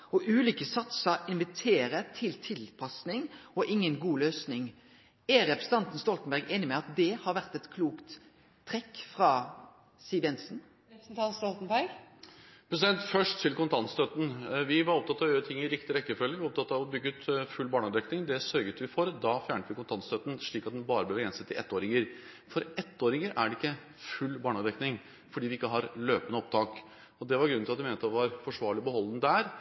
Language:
Norwegian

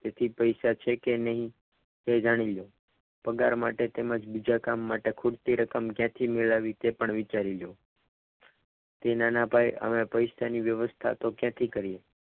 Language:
Gujarati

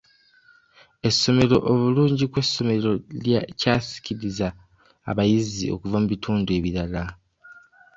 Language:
Ganda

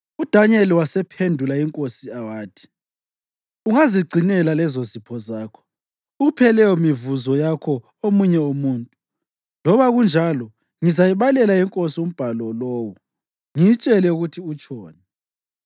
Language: North Ndebele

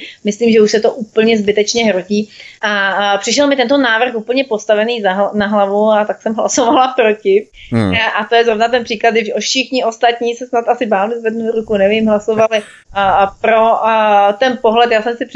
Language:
Czech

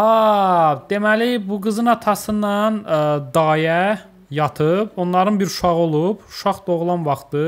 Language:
Turkish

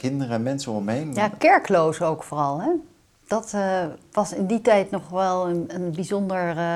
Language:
Dutch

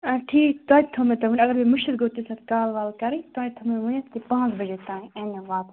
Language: Kashmiri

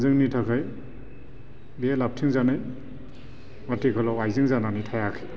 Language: Bodo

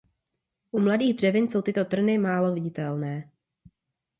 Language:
Czech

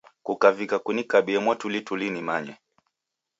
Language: Taita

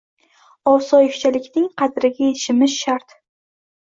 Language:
Uzbek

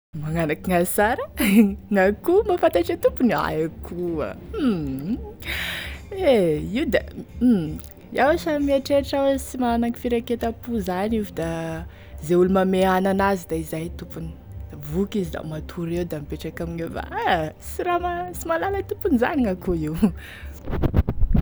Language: Tesaka Malagasy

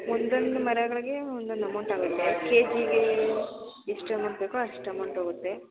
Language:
Kannada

